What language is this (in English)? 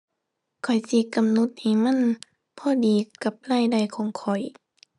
Thai